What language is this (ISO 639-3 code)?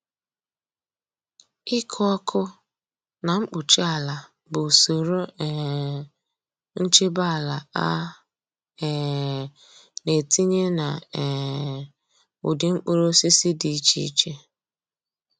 ibo